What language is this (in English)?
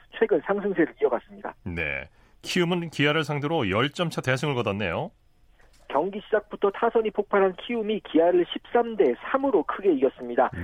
Korean